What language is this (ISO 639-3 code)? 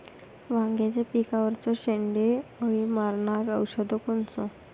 mar